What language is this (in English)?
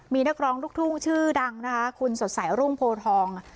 Thai